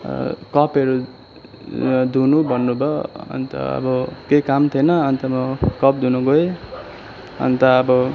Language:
Nepali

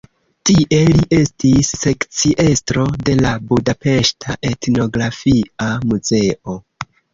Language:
Esperanto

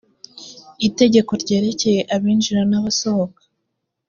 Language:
Kinyarwanda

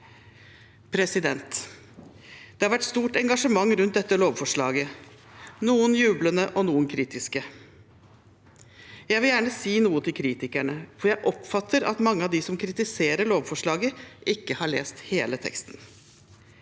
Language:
Norwegian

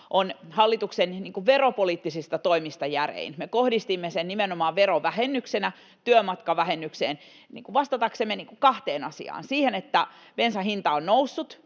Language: Finnish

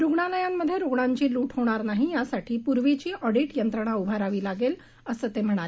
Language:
Marathi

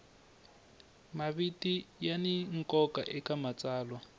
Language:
Tsonga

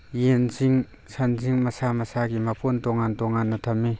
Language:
Manipuri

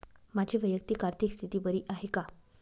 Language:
Marathi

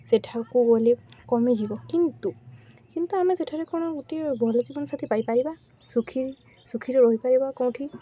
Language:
Odia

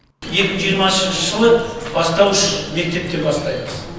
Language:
Kazakh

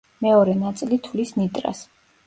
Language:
Georgian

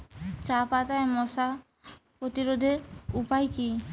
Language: Bangla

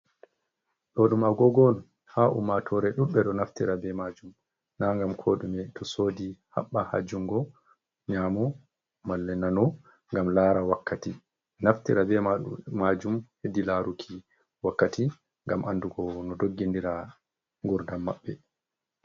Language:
Fula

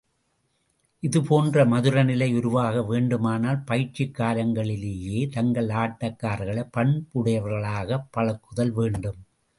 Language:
Tamil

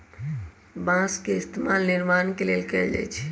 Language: Magahi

